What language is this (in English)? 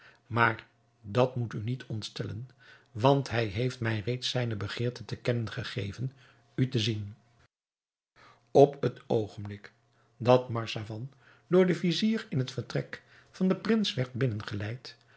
Dutch